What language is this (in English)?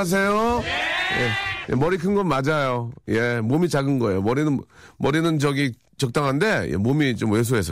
Korean